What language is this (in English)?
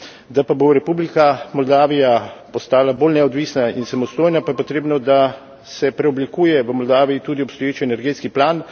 Slovenian